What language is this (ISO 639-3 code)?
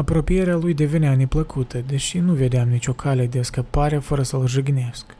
ron